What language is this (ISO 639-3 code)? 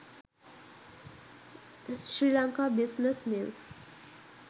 sin